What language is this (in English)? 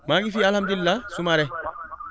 Wolof